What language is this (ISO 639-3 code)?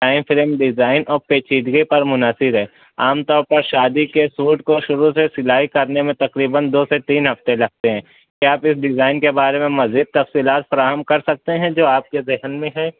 urd